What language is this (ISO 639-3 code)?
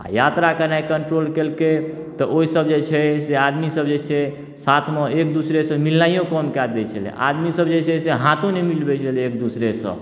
mai